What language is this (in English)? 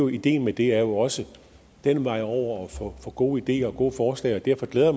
Danish